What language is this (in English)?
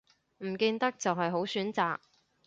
Cantonese